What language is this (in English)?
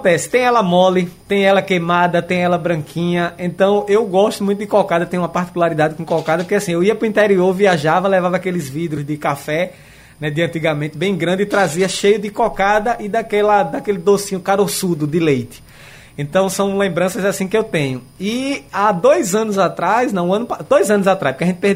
Portuguese